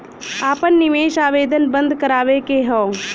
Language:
Bhojpuri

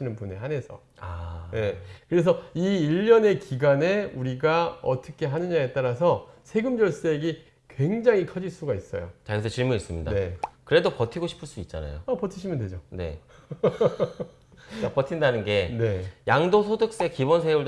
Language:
Korean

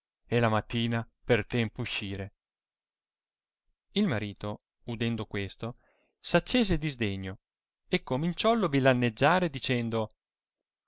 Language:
Italian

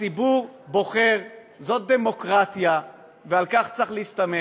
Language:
Hebrew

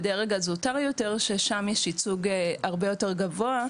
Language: Hebrew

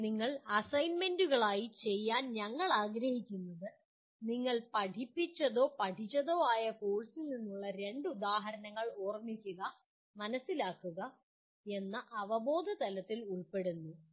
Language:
Malayalam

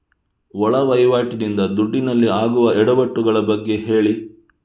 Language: Kannada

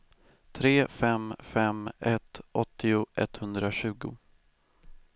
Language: Swedish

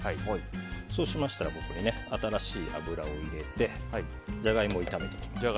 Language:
Japanese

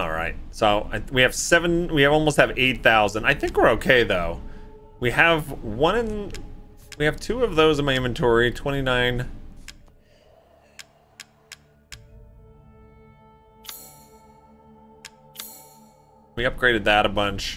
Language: English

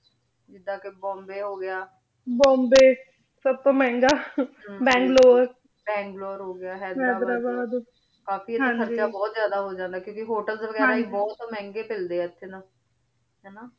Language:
Punjabi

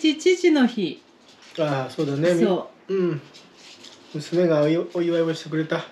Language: Japanese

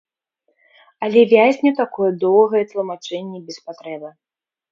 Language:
Belarusian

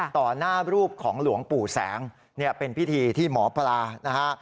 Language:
Thai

